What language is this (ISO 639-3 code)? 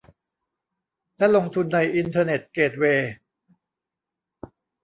tha